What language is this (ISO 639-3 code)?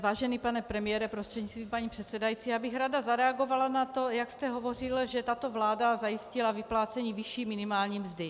ces